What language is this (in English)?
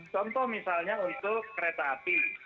Indonesian